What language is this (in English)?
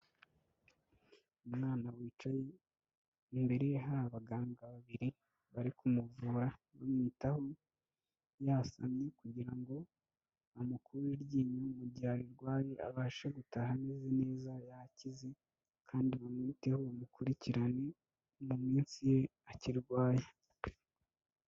Kinyarwanda